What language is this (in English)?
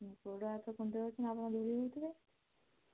Odia